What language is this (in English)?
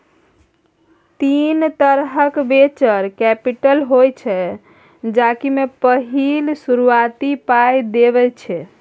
Maithili